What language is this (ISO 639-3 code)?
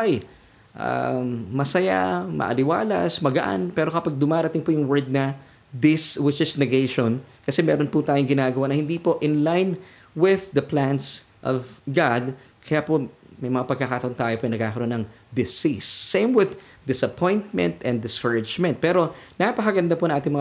fil